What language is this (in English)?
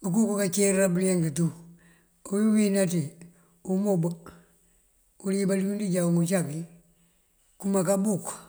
Mandjak